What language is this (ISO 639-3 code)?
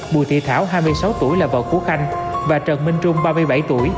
vie